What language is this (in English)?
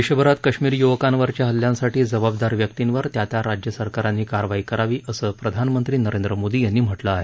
Marathi